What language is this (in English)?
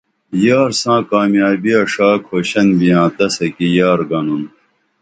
Dameli